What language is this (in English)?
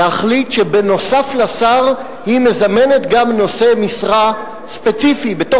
Hebrew